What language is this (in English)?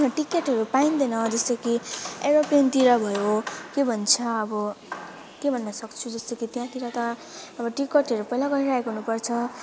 Nepali